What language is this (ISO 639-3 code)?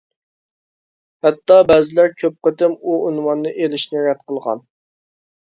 uig